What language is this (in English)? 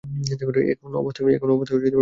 Bangla